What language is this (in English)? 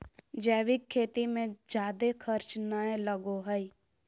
Magahi